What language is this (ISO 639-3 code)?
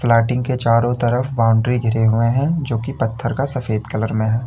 hin